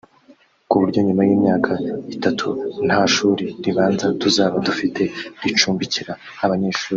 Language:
Kinyarwanda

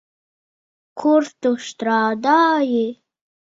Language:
Latvian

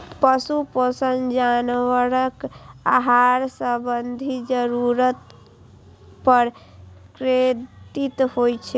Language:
Maithili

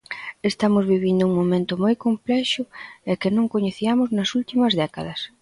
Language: Galician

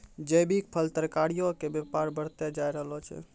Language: Maithili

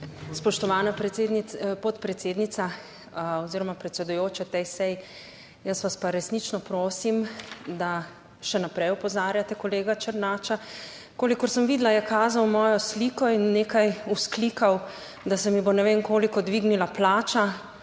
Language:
Slovenian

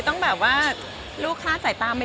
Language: Thai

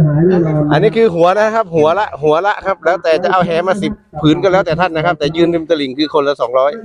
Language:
Thai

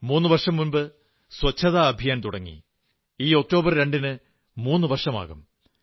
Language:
Malayalam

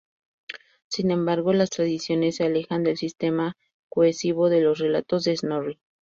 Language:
Spanish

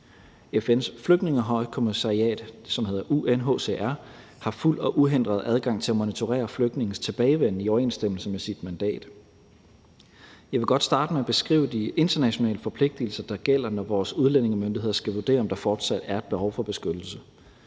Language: Danish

